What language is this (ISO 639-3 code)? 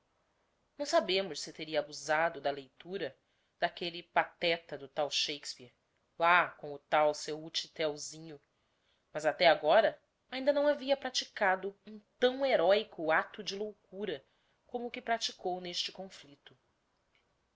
por